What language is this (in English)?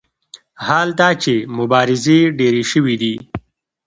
Pashto